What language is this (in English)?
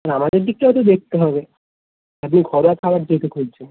Bangla